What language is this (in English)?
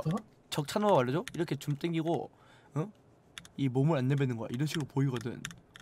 Korean